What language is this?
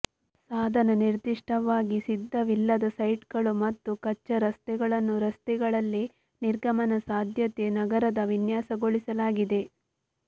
Kannada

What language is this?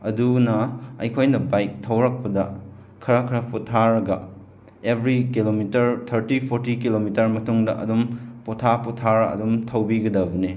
Manipuri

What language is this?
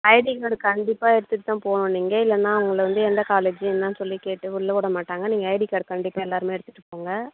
Tamil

